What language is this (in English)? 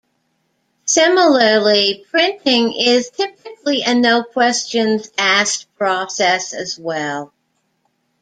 English